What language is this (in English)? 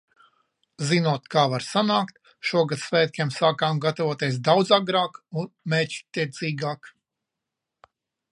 Latvian